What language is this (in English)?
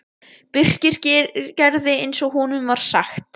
Icelandic